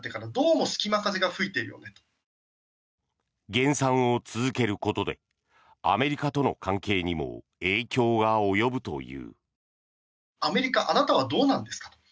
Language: Japanese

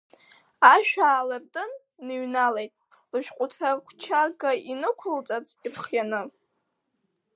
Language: Abkhazian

